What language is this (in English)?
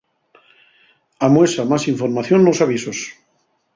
Asturian